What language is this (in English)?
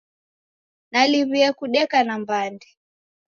Taita